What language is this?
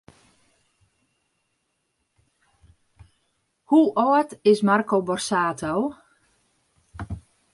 Western Frisian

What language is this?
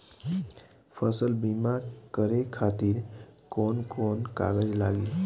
Bhojpuri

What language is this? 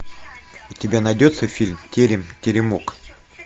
Russian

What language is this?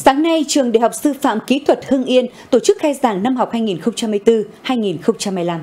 Vietnamese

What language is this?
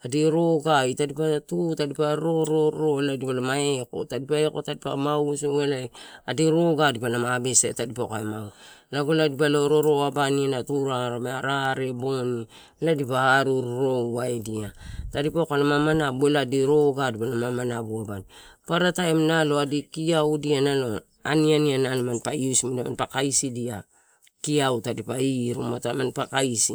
Torau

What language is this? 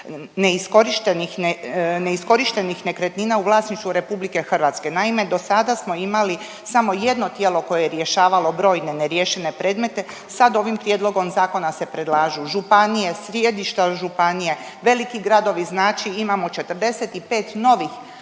Croatian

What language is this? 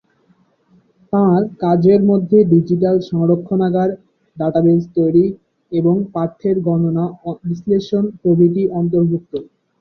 Bangla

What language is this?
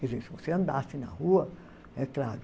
Portuguese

